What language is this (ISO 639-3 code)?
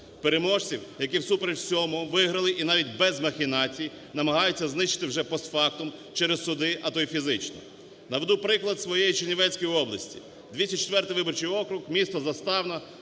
ukr